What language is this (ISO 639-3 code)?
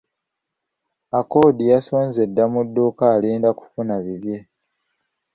lug